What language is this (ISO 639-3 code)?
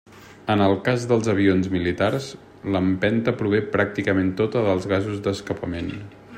cat